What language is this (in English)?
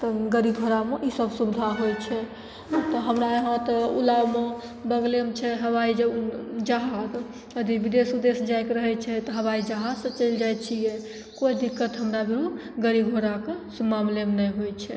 Maithili